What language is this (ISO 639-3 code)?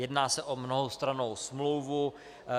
ces